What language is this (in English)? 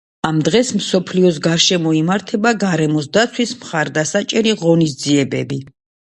Georgian